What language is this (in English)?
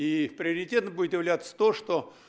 Russian